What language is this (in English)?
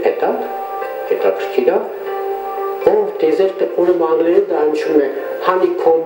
Romanian